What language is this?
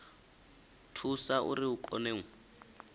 Venda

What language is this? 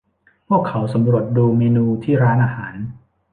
Thai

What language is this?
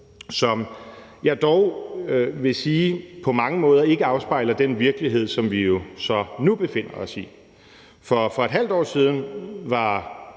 Danish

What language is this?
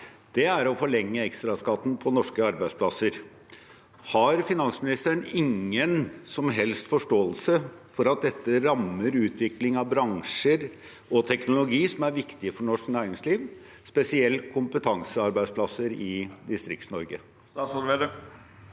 Norwegian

